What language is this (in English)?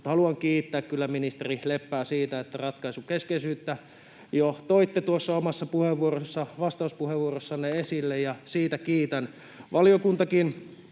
Finnish